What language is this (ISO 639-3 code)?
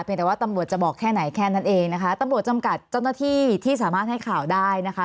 tha